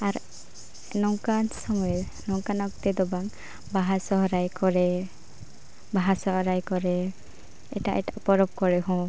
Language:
Santali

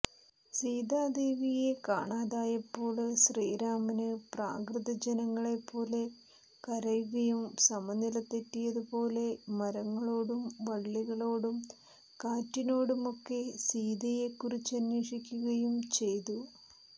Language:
Malayalam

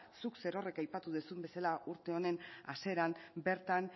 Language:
Basque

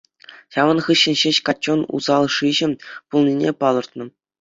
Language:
Chuvash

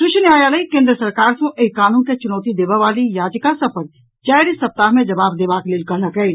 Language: Maithili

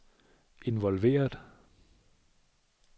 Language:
Danish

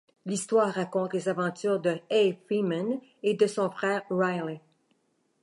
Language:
French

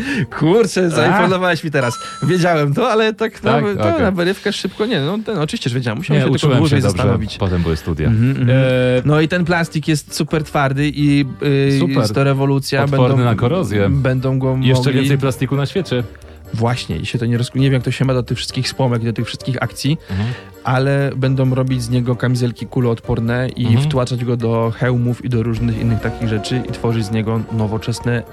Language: Polish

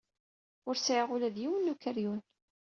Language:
Kabyle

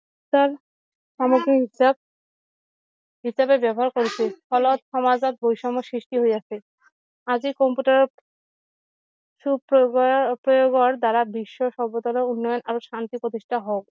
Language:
Assamese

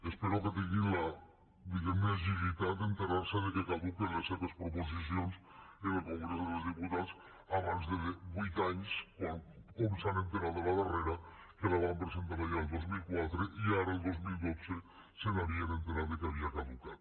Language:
Catalan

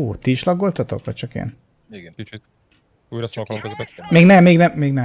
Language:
Hungarian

